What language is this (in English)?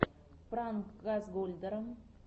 Russian